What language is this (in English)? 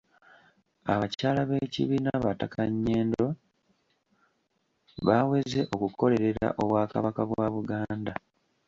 Ganda